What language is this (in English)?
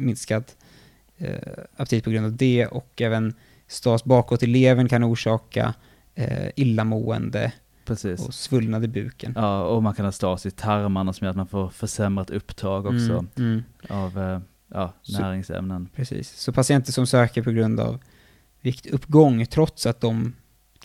Swedish